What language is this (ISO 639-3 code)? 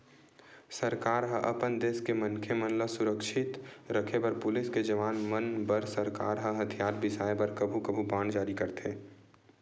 hne